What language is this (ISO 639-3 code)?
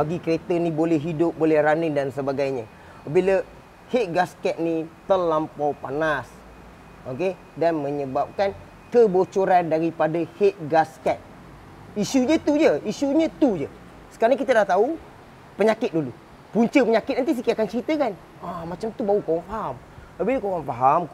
msa